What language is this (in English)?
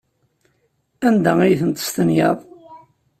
Kabyle